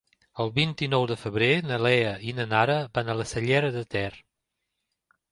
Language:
Catalan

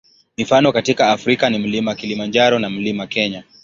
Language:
Swahili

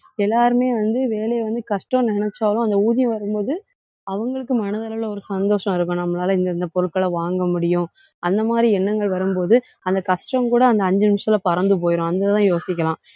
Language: Tamil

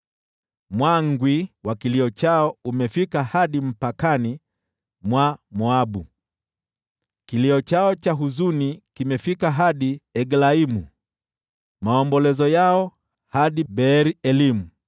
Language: Swahili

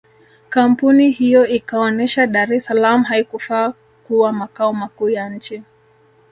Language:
Swahili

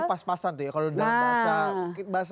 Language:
Indonesian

